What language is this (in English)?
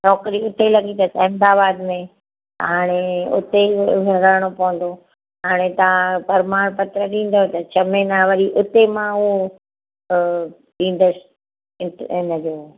Sindhi